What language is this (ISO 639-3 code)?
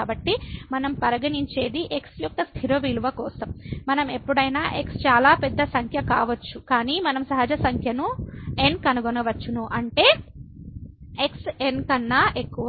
tel